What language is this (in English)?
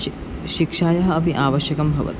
Sanskrit